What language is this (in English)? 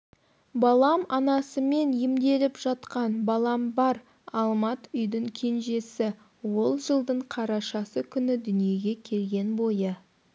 Kazakh